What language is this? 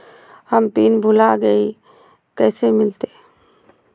Magahi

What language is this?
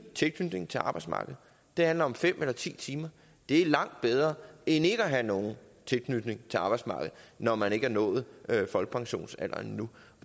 Danish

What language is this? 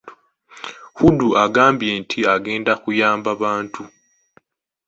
Ganda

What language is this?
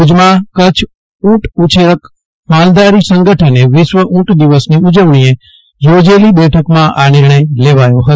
Gujarati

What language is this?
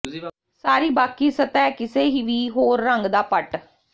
Punjabi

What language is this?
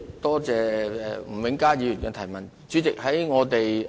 Cantonese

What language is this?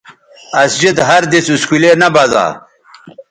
Bateri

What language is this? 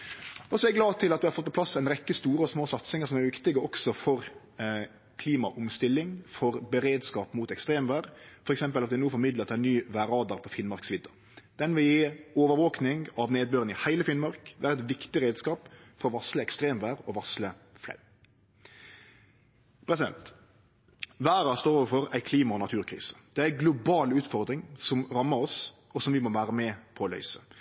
Norwegian Nynorsk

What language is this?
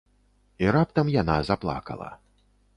Belarusian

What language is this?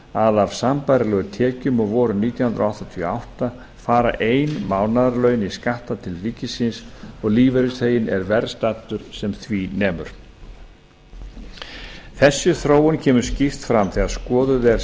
Icelandic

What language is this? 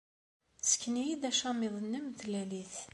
Kabyle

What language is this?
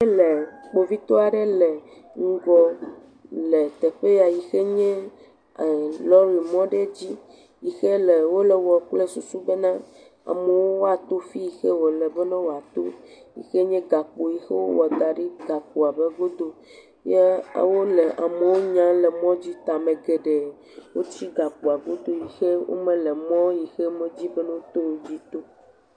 Ewe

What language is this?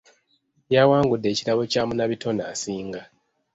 Ganda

